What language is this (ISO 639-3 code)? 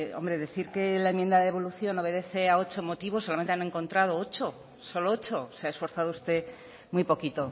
spa